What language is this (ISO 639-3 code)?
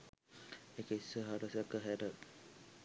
sin